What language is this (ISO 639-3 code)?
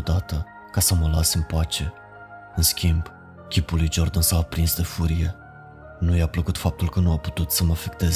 ron